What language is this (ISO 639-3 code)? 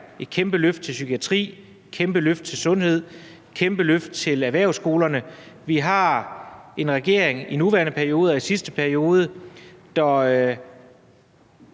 dan